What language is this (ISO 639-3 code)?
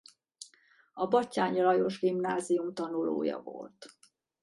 hun